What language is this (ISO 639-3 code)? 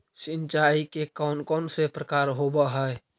mag